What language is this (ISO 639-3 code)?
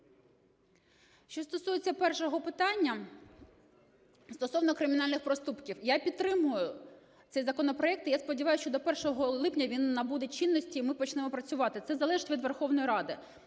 ukr